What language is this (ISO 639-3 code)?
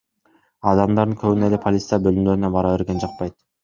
kir